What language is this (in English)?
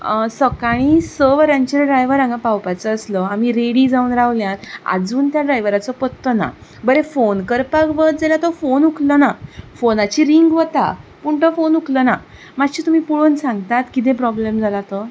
Konkani